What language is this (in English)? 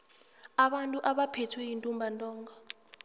South Ndebele